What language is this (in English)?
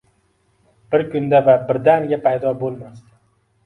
Uzbek